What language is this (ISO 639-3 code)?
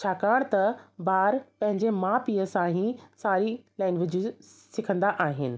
snd